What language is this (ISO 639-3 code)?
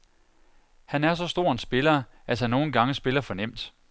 dan